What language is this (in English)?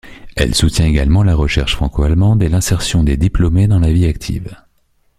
French